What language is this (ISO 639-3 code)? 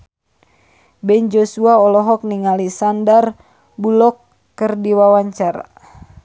sun